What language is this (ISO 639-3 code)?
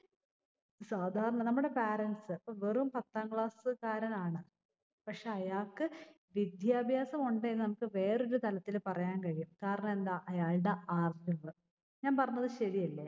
mal